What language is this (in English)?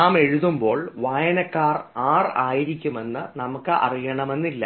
Malayalam